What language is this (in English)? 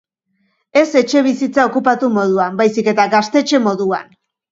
Basque